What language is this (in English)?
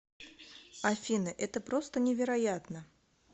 Russian